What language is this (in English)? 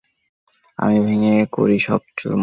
Bangla